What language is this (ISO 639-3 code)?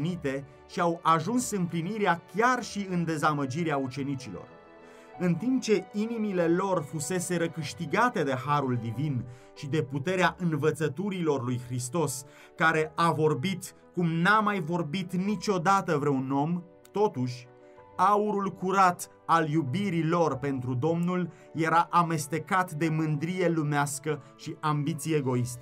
ron